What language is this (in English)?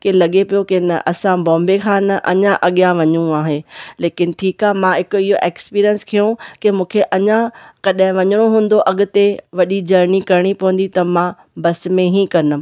Sindhi